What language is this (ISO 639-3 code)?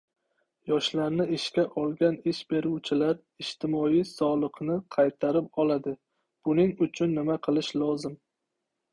uzb